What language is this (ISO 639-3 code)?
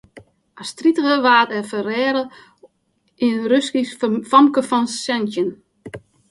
fry